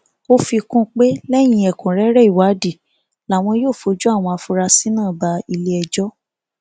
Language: Yoruba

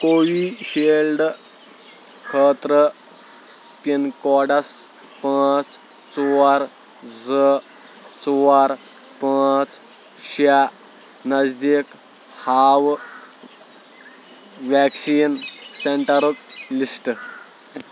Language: Kashmiri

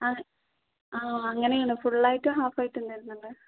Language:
Malayalam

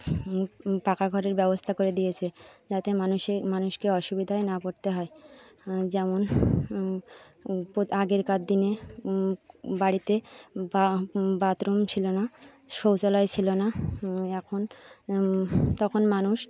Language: Bangla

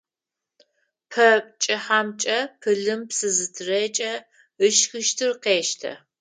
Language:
Adyghe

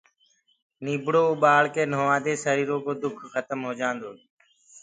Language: Gurgula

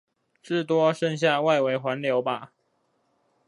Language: Chinese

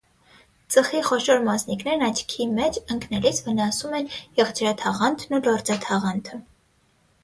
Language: Armenian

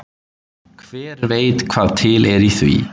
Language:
Icelandic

